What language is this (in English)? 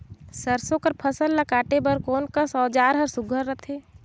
Chhattisgarhi